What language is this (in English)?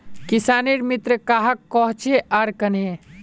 Magahi